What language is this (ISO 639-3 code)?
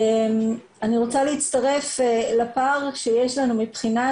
heb